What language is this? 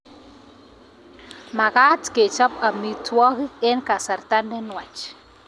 Kalenjin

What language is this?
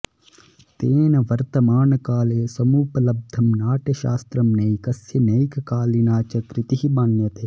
Sanskrit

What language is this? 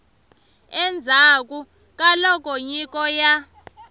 Tsonga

